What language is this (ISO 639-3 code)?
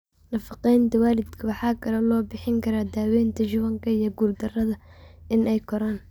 som